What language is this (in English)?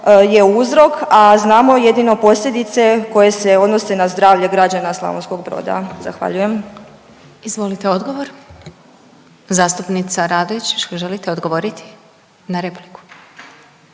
Croatian